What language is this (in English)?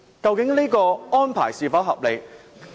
Cantonese